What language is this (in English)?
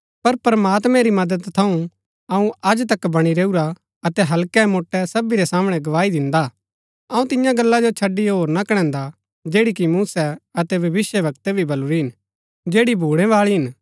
Gaddi